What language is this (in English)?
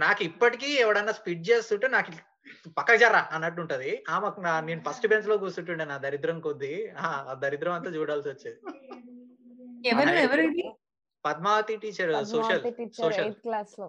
Telugu